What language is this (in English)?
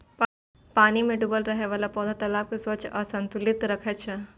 Maithili